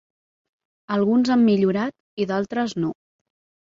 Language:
Catalan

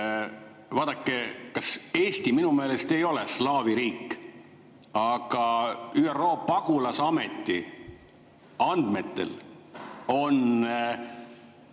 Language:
Estonian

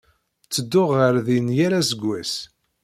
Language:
Kabyle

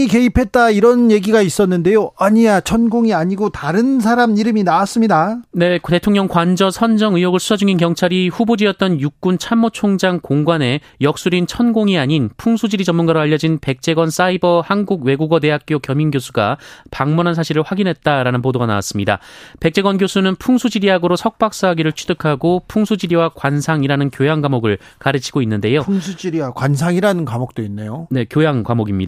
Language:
Korean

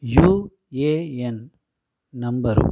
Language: Telugu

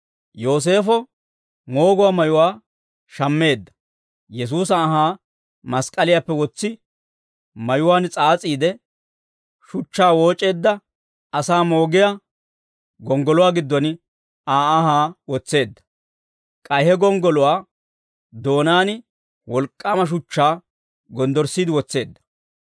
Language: Dawro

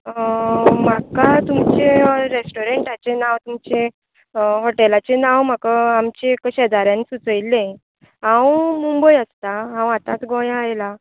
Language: Konkani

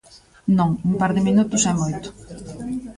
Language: Galician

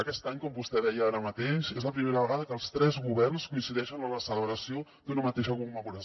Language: Catalan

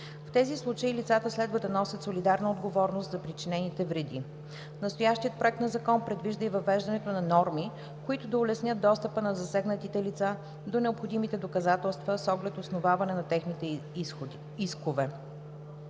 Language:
Bulgarian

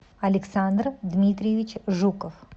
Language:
Russian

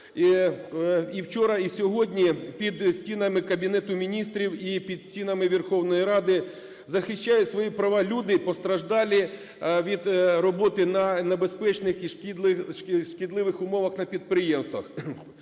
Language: Ukrainian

